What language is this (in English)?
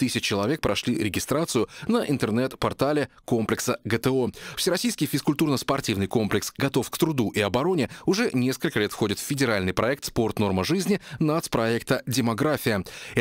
Russian